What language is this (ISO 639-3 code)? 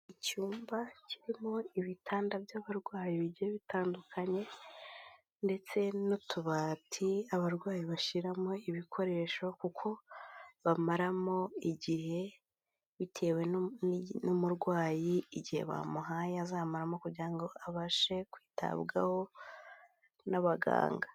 kin